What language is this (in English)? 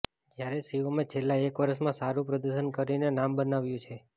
Gujarati